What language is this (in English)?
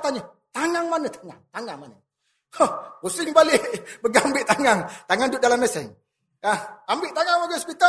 Malay